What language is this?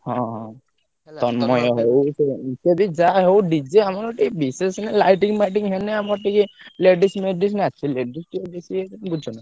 Odia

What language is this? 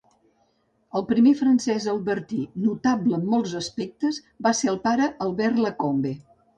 Catalan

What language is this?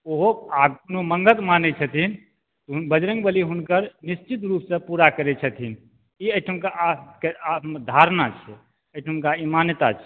Maithili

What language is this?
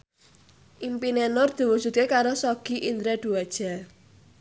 Javanese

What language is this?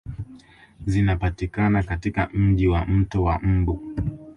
Swahili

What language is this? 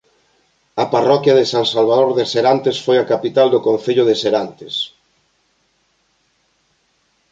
Galician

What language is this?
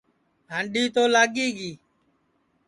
Sansi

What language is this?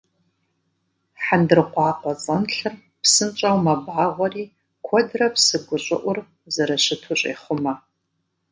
Kabardian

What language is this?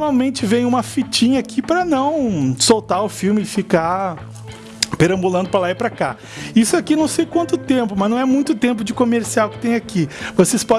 Portuguese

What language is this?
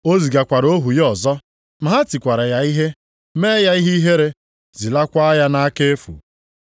Igbo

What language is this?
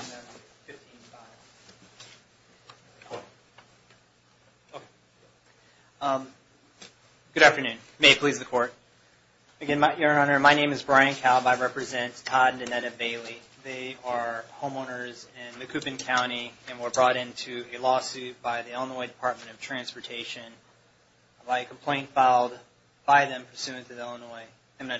English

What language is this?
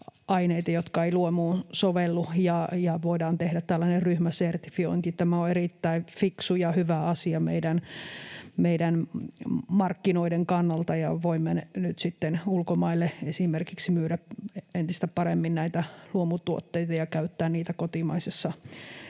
Finnish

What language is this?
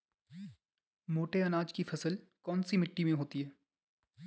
Hindi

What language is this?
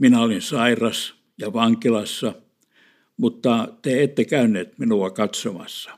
Finnish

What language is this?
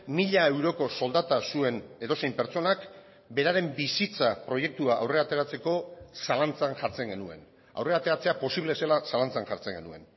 Basque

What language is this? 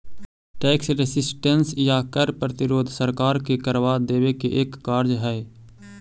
Magahi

